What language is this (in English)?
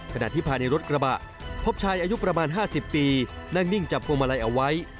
Thai